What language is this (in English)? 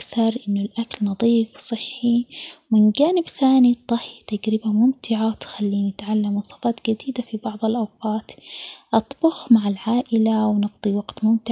Omani Arabic